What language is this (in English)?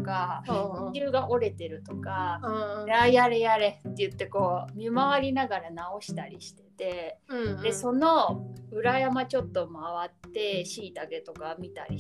Japanese